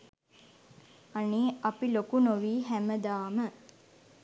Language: Sinhala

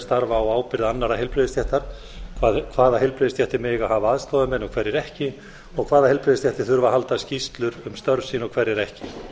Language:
Icelandic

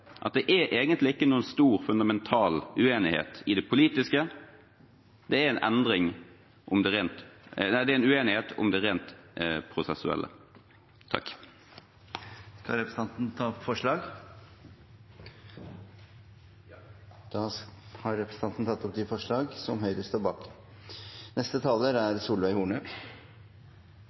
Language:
Norwegian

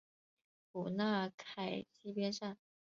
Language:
Chinese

